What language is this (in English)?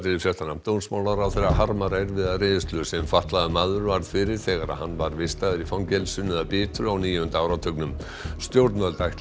Icelandic